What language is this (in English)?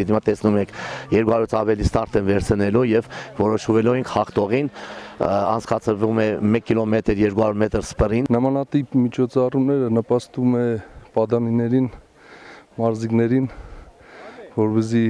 Romanian